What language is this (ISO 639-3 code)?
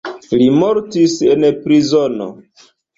epo